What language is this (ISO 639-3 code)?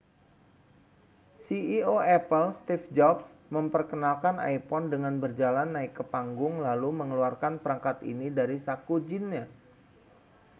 ind